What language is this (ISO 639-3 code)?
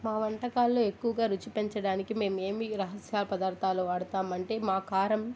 tel